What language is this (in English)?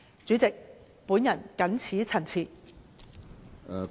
Cantonese